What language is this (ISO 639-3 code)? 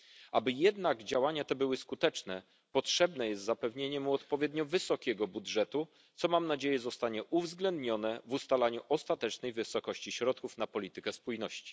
pol